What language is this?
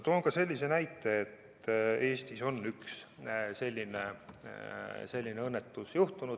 Estonian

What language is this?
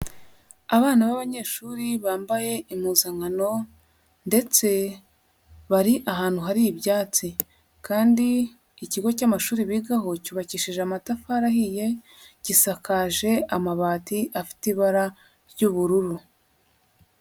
Kinyarwanda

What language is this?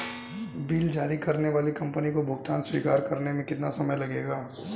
Hindi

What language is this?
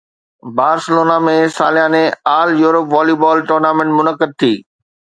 Sindhi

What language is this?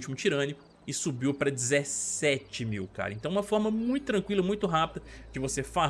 Portuguese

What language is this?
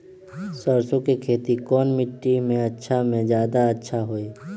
Magahi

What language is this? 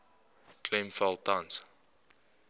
Afrikaans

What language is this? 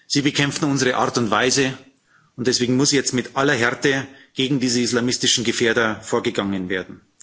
German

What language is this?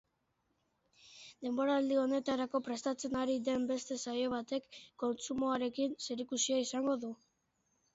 Basque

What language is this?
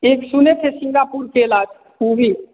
Hindi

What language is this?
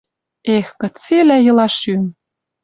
Western Mari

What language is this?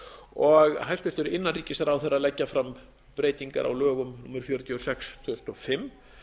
Icelandic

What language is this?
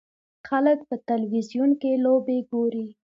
Pashto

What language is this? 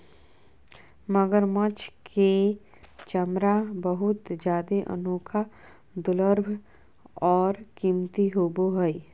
Magahi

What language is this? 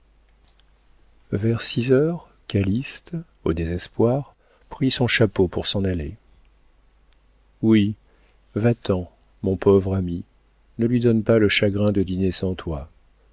French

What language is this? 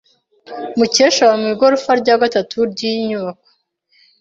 Kinyarwanda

